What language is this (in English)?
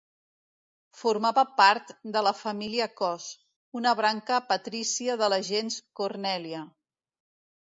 Catalan